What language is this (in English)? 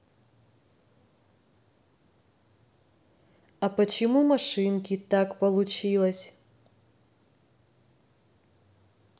Russian